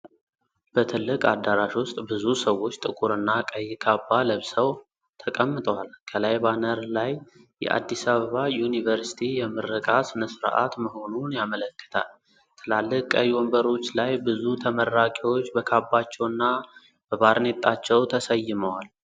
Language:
Amharic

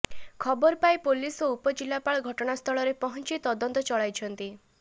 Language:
Odia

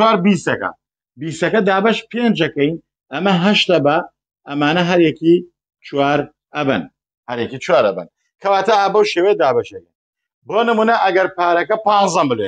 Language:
Arabic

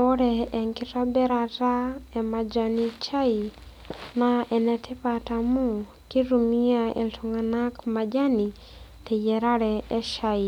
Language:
Masai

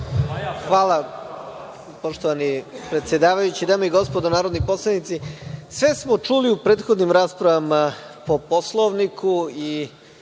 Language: Serbian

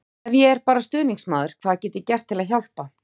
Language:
Icelandic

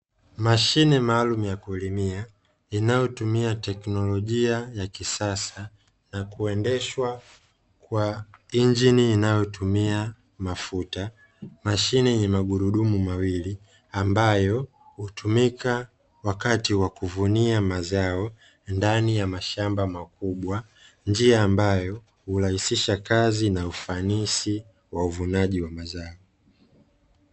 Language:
Swahili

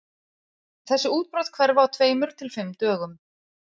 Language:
Icelandic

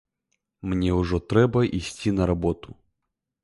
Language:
Belarusian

